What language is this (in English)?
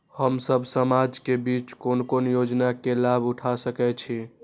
Maithili